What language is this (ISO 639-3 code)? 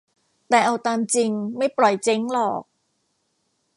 tha